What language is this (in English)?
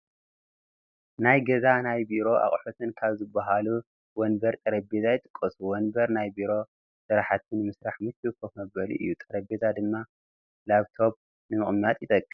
Tigrinya